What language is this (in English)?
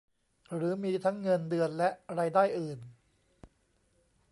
Thai